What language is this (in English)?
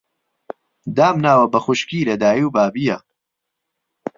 Central Kurdish